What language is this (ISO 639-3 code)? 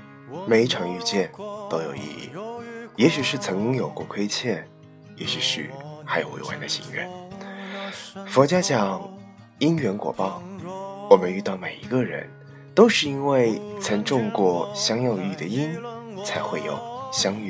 zho